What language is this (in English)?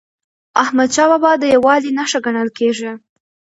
Pashto